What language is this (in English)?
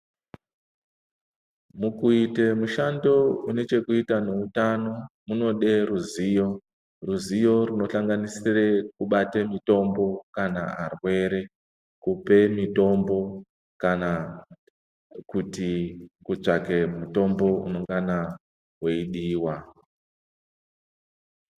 Ndau